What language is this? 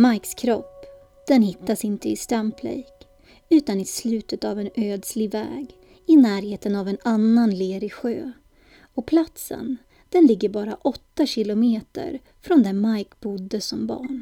Swedish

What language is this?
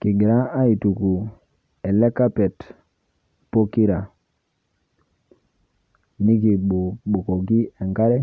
Masai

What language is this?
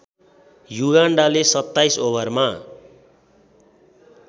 Nepali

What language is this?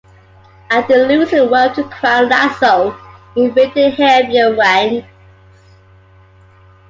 English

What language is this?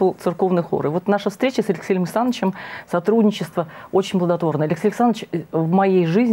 Russian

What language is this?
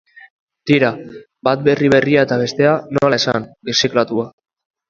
Basque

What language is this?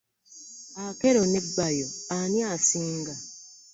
Ganda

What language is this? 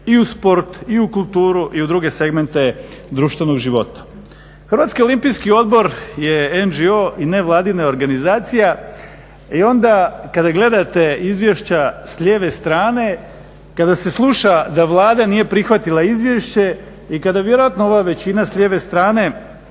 Croatian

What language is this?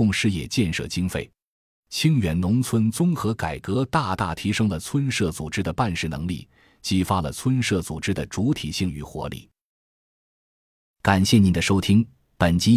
Chinese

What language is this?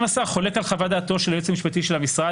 Hebrew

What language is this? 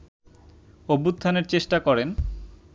Bangla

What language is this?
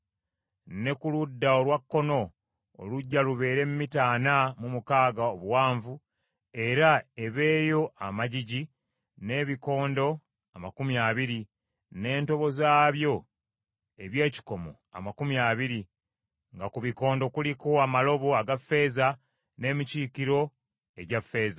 Ganda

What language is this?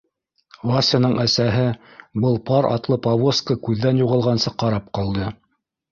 Bashkir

